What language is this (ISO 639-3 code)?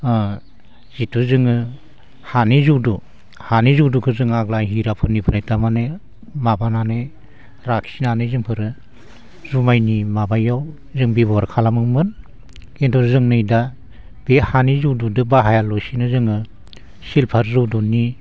brx